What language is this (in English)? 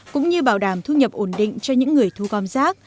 Vietnamese